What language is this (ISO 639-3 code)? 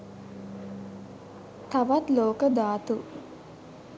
sin